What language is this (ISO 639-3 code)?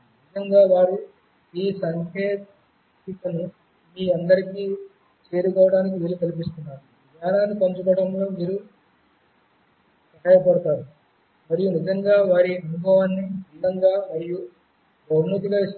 tel